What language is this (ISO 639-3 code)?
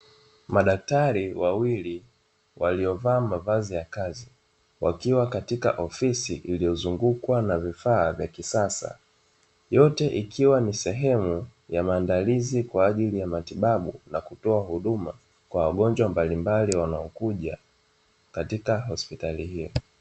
swa